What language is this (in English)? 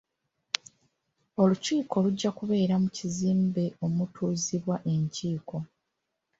Ganda